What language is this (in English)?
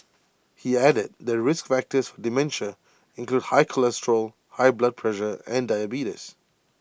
English